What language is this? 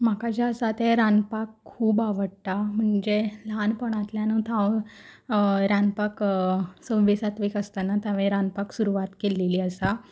Konkani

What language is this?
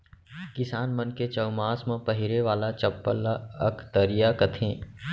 Chhattisgarhi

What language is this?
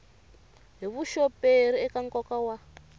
Tsonga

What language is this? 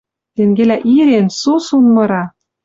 Western Mari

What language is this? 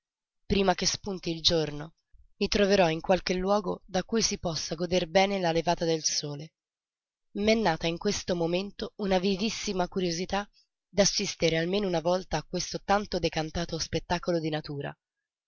Italian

